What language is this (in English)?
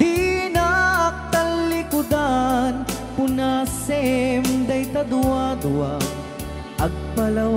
Filipino